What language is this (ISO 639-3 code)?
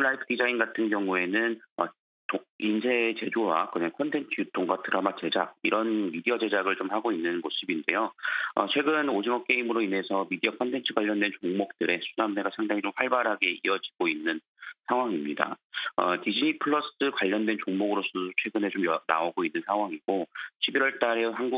kor